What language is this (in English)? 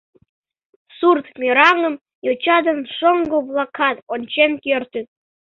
Mari